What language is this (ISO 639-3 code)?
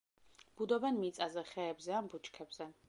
kat